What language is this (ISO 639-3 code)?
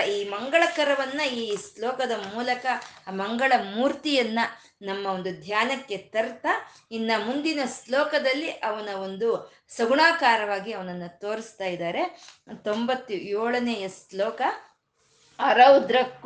kan